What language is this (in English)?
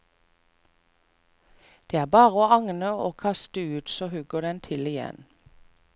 Norwegian